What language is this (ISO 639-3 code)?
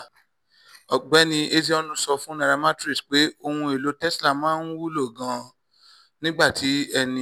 yor